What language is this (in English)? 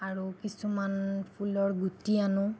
Assamese